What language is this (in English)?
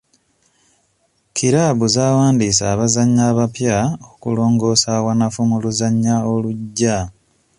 Ganda